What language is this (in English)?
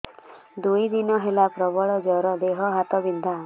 Odia